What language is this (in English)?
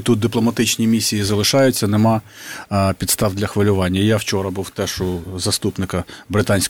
Ukrainian